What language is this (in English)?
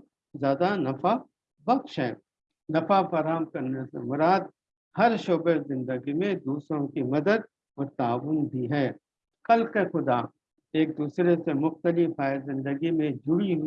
Urdu